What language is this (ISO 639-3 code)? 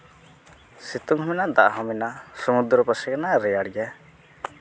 sat